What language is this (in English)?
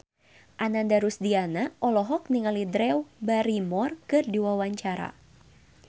Sundanese